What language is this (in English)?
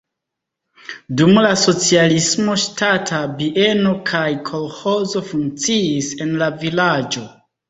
Esperanto